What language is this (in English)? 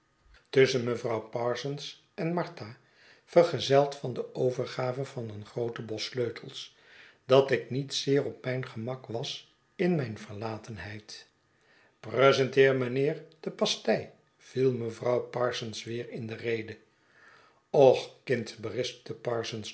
Dutch